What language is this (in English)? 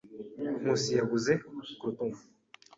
Kinyarwanda